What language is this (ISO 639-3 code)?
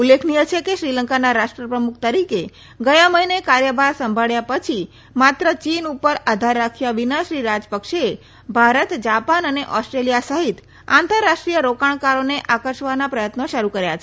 guj